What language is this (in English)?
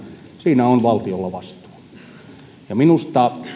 Finnish